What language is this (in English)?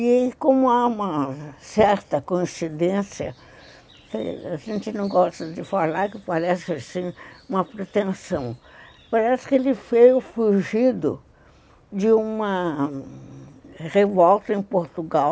Portuguese